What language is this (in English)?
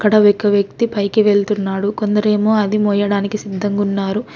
Telugu